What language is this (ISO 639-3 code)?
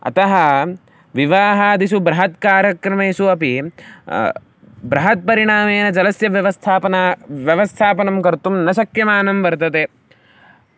san